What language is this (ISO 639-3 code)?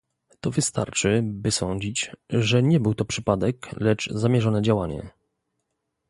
pol